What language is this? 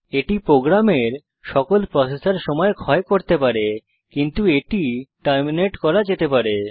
Bangla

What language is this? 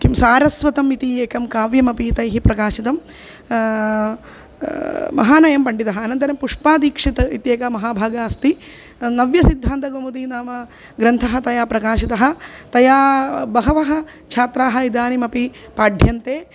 Sanskrit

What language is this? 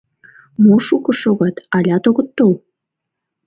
Mari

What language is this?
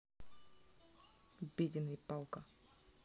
Russian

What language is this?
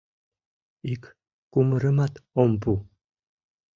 Mari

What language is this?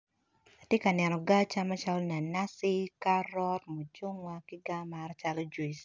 Acoli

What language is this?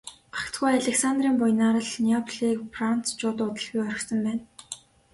Mongolian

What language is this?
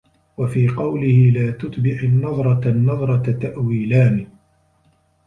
Arabic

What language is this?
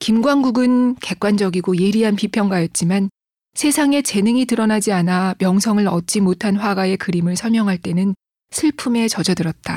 Korean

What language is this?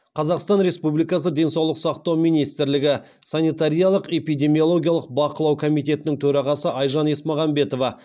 Kazakh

